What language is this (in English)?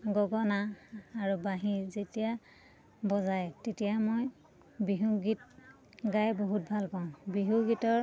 Assamese